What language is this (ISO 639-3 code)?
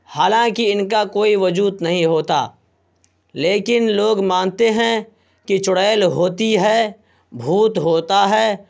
urd